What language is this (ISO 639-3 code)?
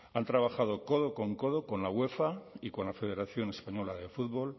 spa